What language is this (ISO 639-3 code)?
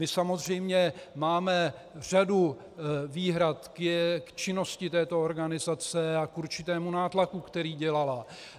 ces